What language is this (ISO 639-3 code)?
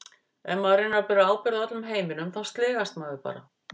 isl